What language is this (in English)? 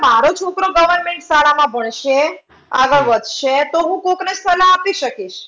Gujarati